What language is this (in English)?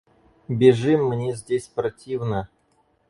Russian